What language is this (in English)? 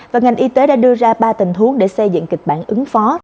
Vietnamese